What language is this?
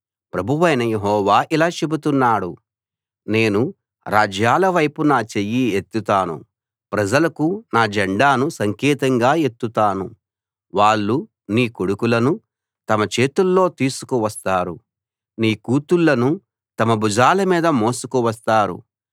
Telugu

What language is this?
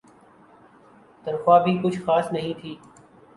Urdu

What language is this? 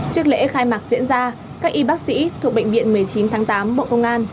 Vietnamese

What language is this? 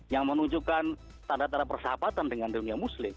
Indonesian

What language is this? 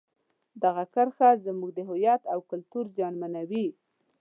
Pashto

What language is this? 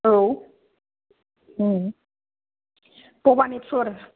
Bodo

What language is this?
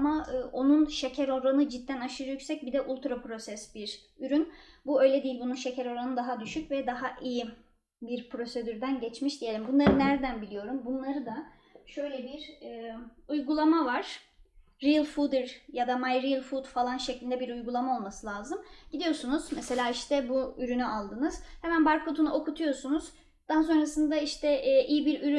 Turkish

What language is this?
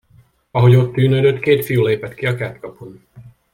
Hungarian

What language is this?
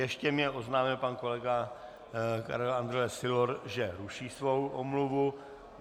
Czech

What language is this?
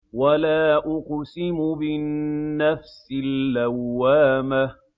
Arabic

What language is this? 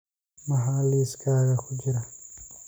Somali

